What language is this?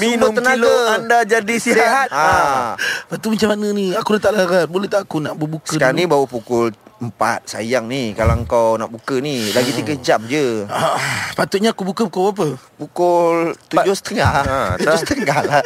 Malay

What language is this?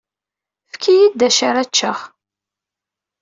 Kabyle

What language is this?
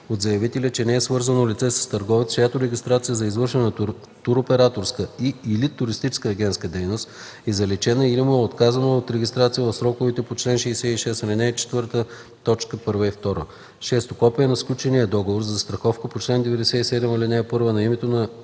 Bulgarian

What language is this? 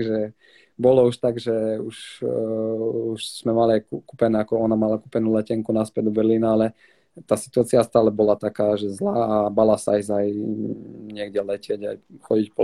Slovak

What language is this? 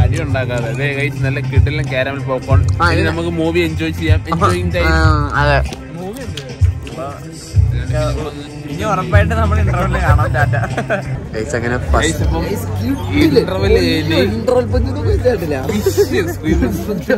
Malayalam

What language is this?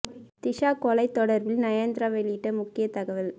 Tamil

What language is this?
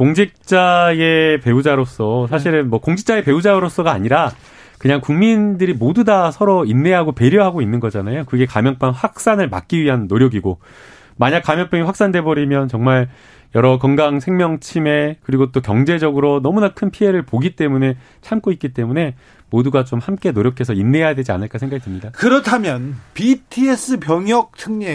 Korean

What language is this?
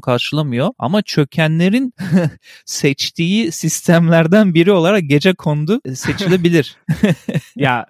Turkish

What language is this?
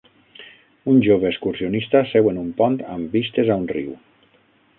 Catalan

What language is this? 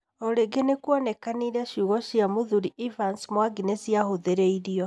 Kikuyu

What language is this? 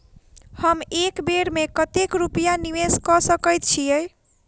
Maithili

